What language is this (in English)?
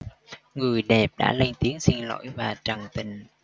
Vietnamese